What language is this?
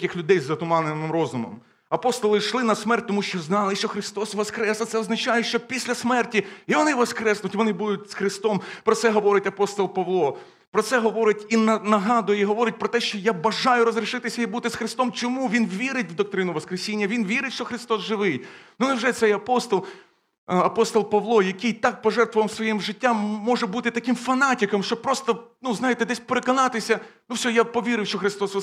Ukrainian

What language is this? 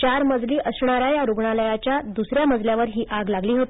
Marathi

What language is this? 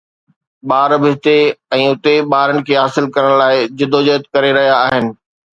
Sindhi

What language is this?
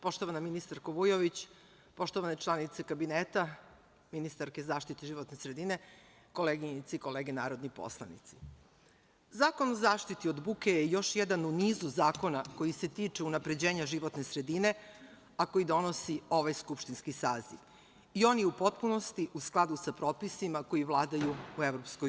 Serbian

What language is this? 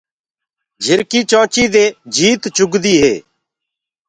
Gurgula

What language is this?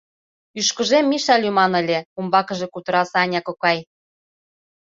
Mari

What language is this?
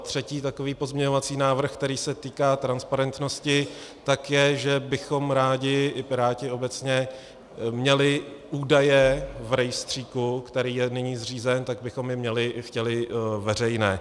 Czech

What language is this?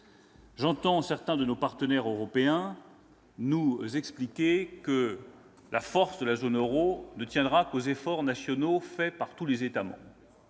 French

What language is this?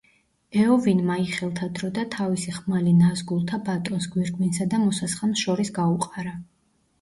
Georgian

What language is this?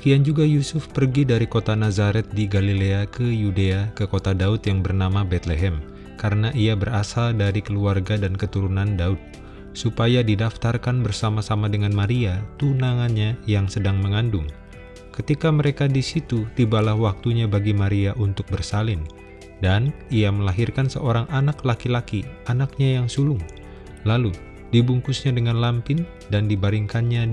Indonesian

